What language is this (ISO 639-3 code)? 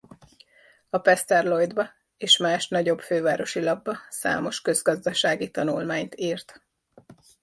hun